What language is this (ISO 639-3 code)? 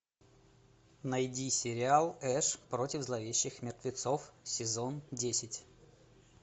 rus